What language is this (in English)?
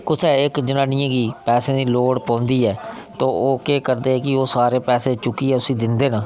Dogri